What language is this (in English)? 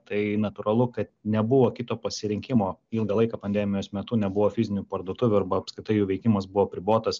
Lithuanian